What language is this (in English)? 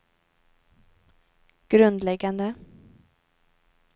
Swedish